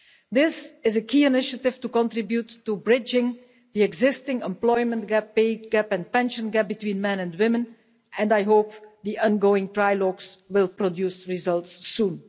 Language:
English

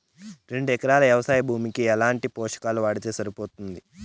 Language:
Telugu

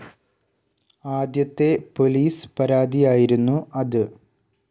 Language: Malayalam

